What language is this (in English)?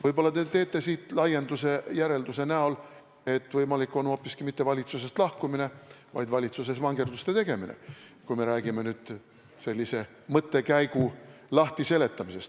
Estonian